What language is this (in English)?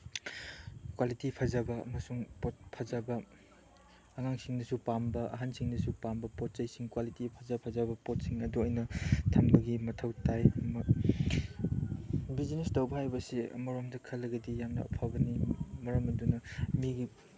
Manipuri